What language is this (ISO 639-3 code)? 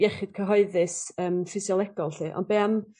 cym